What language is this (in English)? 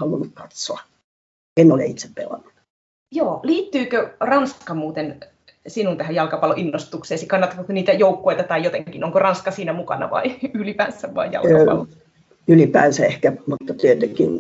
Finnish